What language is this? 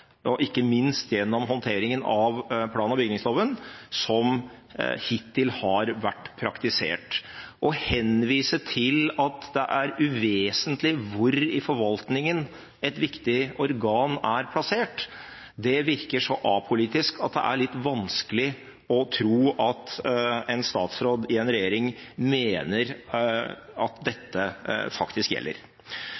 Norwegian Bokmål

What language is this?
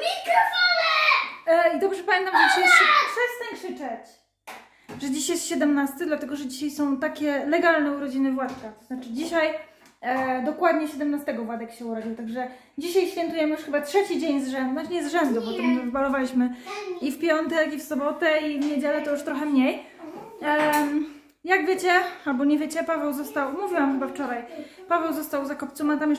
Polish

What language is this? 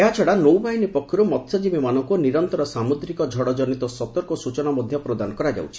Odia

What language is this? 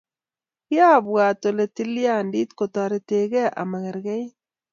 Kalenjin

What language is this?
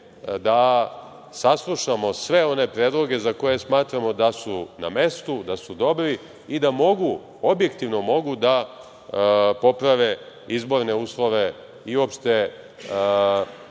Serbian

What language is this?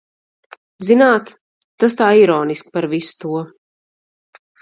Latvian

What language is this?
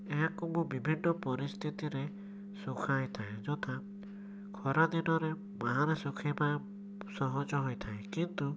Odia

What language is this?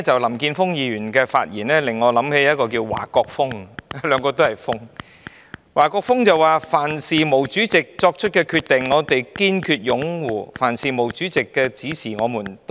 Cantonese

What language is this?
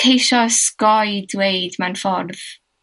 Welsh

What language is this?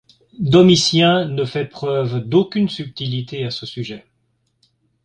French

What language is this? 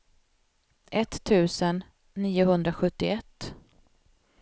Swedish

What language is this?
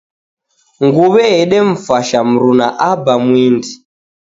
Taita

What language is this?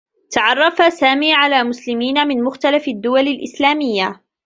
Arabic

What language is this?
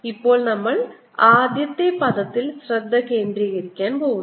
Malayalam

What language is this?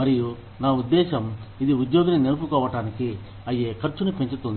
Telugu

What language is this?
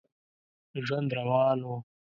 Pashto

